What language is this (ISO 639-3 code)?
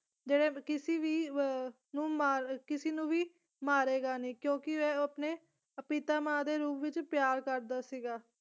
pan